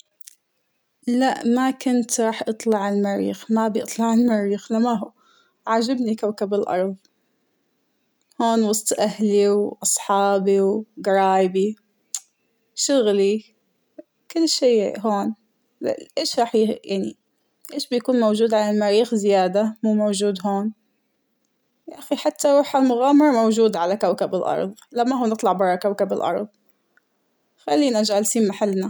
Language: Hijazi Arabic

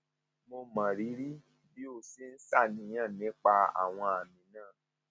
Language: Yoruba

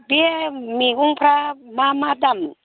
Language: Bodo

